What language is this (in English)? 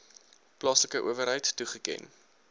Afrikaans